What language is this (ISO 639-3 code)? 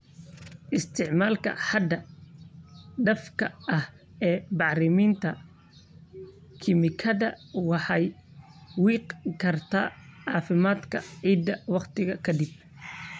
som